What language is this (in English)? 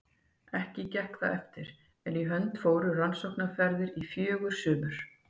Icelandic